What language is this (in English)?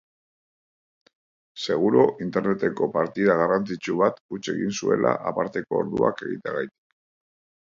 Basque